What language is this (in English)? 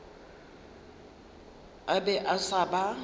Northern Sotho